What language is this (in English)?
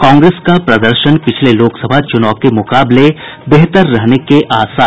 Hindi